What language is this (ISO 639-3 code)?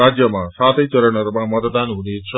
nep